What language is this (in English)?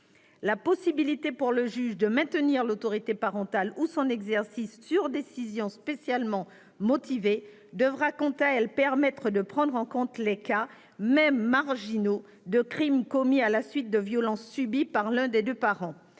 French